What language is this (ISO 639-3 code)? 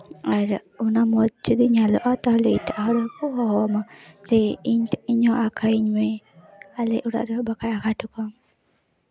sat